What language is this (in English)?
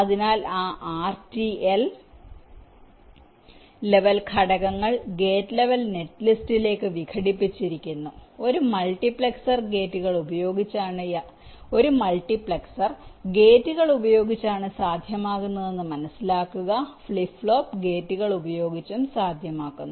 Malayalam